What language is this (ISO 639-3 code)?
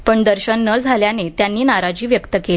mar